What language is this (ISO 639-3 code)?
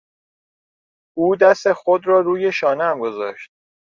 fas